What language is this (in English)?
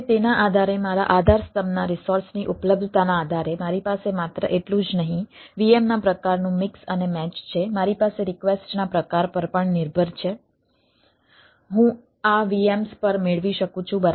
Gujarati